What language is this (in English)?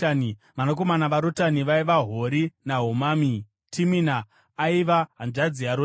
Shona